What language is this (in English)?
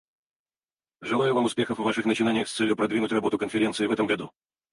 Russian